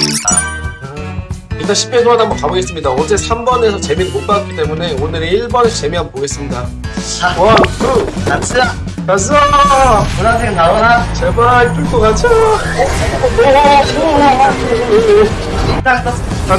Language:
Korean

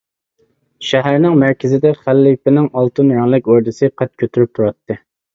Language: Uyghur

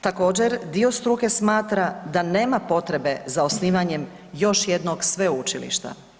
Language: Croatian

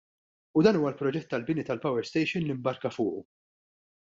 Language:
Maltese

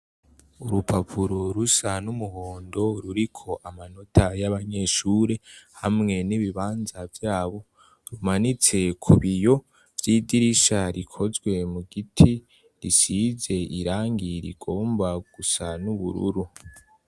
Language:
Rundi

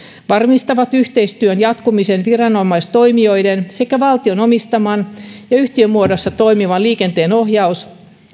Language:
Finnish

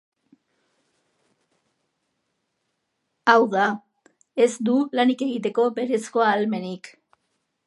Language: Basque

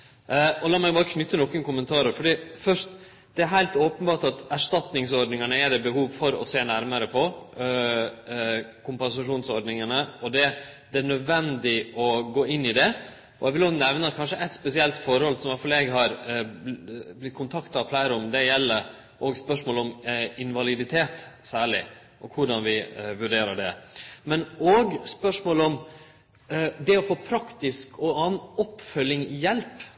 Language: Norwegian Nynorsk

